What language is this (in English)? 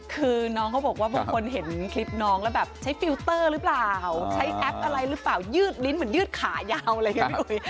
Thai